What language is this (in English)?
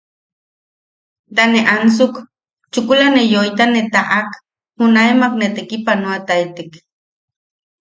Yaqui